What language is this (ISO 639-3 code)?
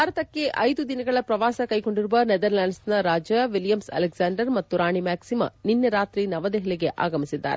kan